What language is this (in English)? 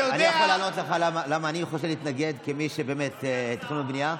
Hebrew